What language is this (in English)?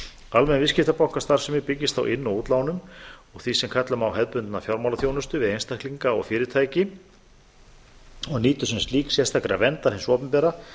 Icelandic